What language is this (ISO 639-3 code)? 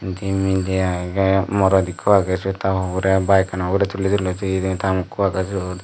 ccp